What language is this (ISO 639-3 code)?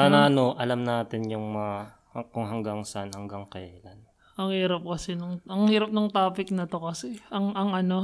fil